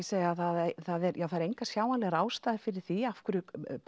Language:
Icelandic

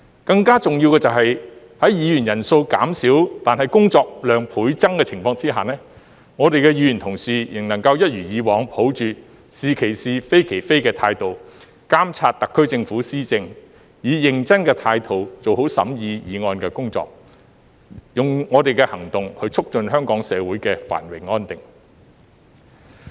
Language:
Cantonese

